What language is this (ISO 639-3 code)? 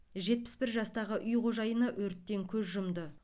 kaz